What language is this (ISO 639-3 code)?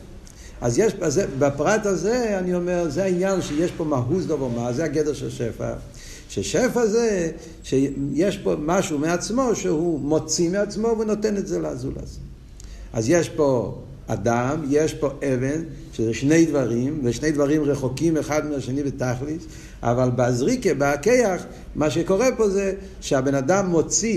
heb